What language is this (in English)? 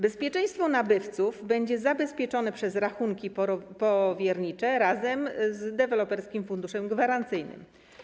Polish